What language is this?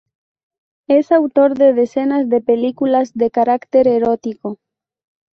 Spanish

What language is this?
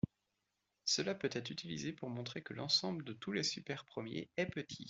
French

